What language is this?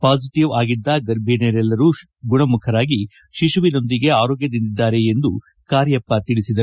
Kannada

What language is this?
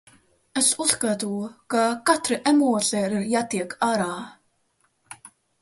Latvian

